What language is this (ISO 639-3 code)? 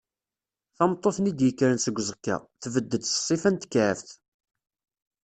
kab